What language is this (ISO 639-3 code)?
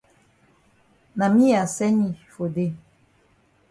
wes